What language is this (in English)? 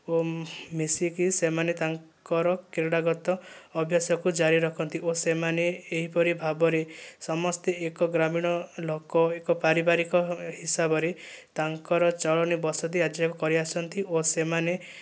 Odia